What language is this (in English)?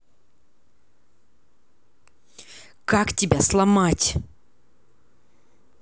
Russian